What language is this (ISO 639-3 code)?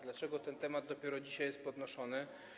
pol